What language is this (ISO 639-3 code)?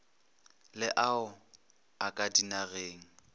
nso